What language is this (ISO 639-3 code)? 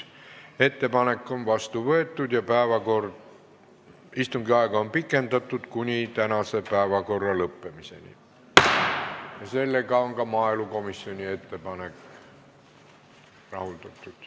est